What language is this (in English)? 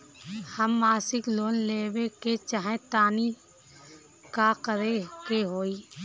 Bhojpuri